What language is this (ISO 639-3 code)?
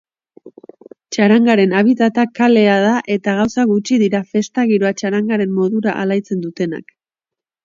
eus